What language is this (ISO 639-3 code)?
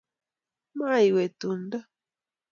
kln